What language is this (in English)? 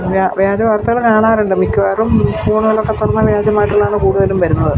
Malayalam